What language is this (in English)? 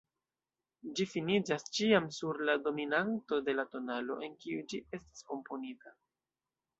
Esperanto